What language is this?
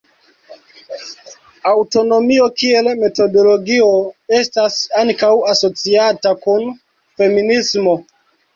Esperanto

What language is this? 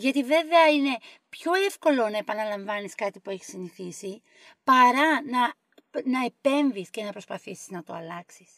Greek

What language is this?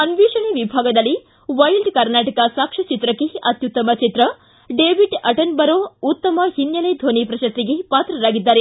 Kannada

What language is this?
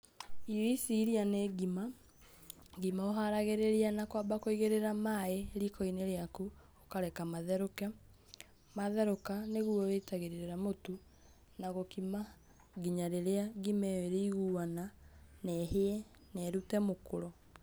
Kikuyu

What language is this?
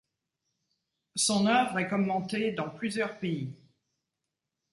French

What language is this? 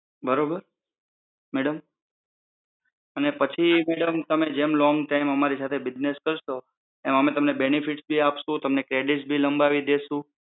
Gujarati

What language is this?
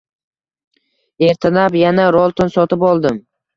Uzbek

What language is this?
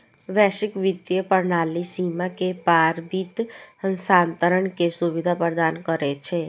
Maithili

